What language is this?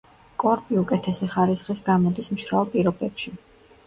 Georgian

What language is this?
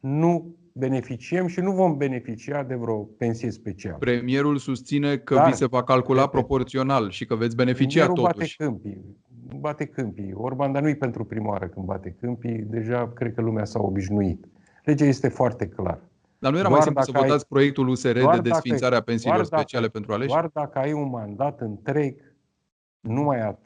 Romanian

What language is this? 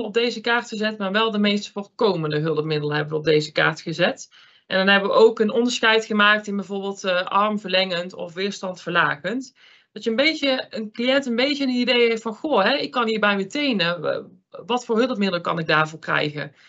Dutch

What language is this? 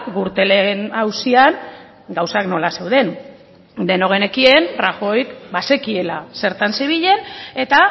Basque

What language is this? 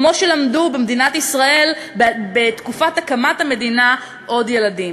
Hebrew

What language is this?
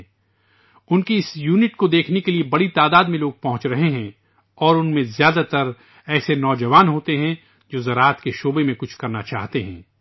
Urdu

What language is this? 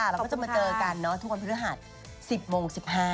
Thai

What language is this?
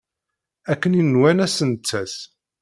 Kabyle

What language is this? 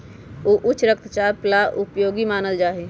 Magahi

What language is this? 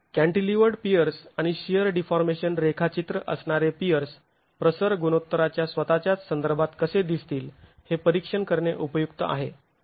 Marathi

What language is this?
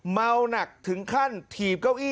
Thai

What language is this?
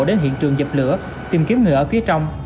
Vietnamese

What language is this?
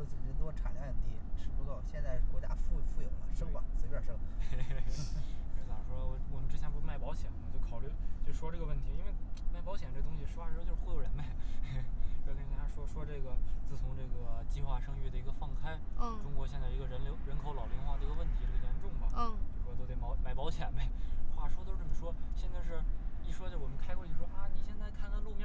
Chinese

